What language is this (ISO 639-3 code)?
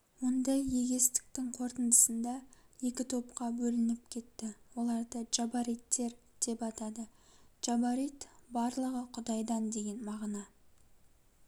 kaz